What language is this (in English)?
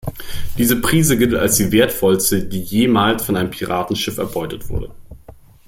German